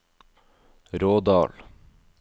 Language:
Norwegian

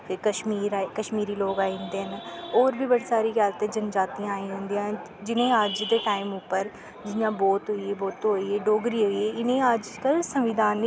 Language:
Dogri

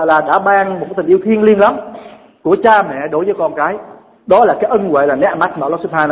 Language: Vietnamese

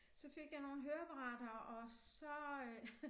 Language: Danish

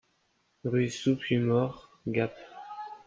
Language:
French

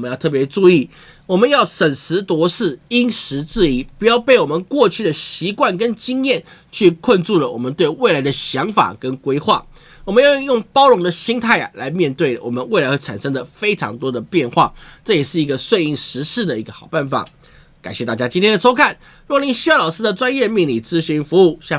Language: Chinese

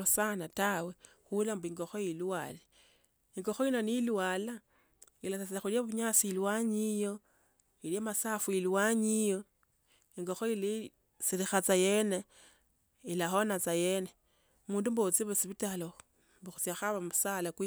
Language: Tsotso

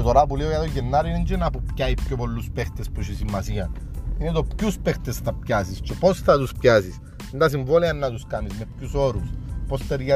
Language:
Greek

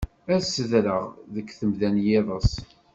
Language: Kabyle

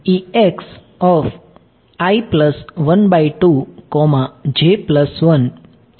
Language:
Gujarati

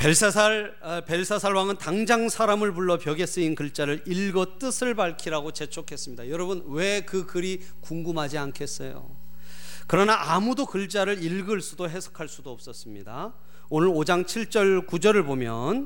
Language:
Korean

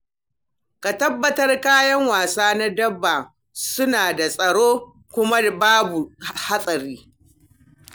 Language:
Hausa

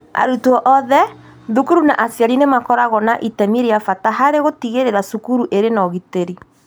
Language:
Kikuyu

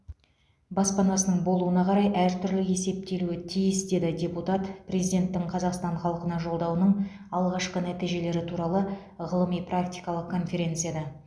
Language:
Kazakh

